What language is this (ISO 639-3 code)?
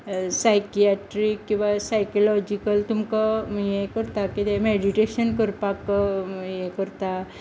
kok